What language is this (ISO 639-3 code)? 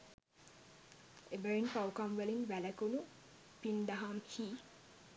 sin